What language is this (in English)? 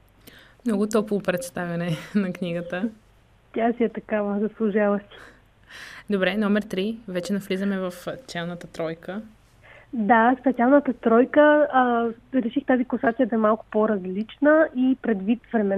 Bulgarian